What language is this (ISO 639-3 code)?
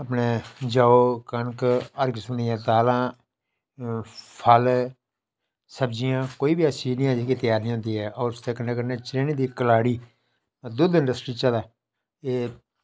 doi